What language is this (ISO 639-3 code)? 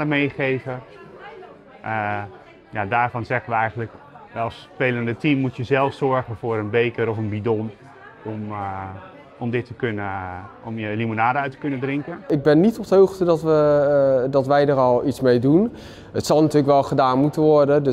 nld